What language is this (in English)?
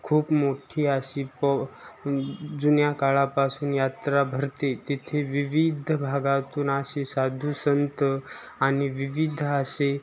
Marathi